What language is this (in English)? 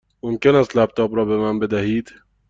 Persian